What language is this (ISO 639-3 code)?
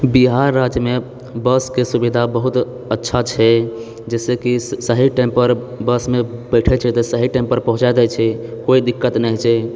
mai